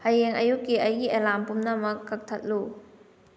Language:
Manipuri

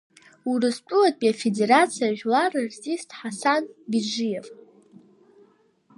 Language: Abkhazian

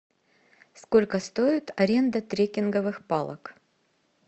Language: Russian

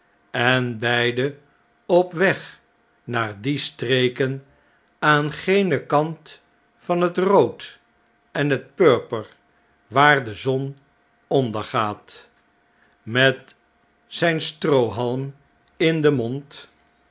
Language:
Dutch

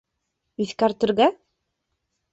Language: Bashkir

